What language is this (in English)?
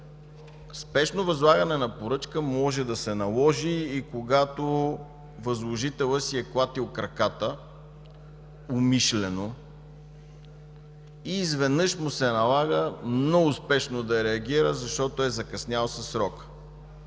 Bulgarian